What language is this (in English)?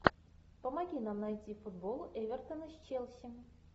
Russian